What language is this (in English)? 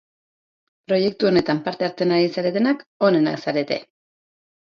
Basque